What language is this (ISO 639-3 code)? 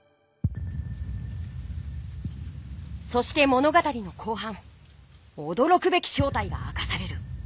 jpn